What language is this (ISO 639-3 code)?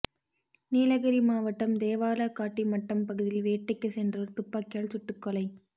tam